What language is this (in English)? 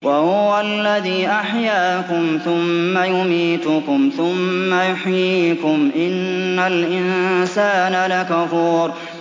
Arabic